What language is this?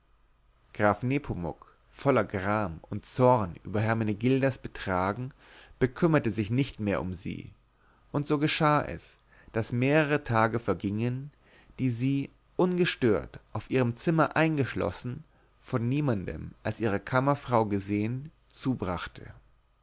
German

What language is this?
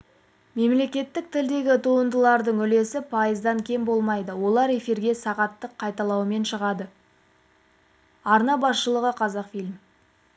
Kazakh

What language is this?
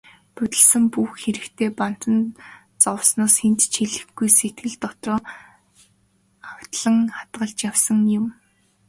Mongolian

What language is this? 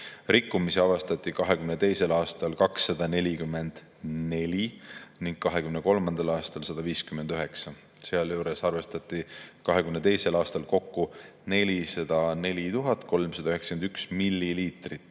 Estonian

